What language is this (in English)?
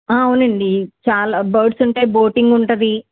Telugu